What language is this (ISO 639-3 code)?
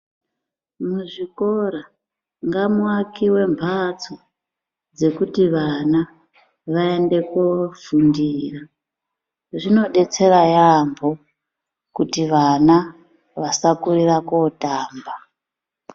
ndc